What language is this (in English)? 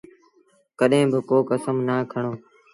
Sindhi Bhil